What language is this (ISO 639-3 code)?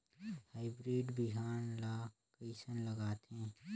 hne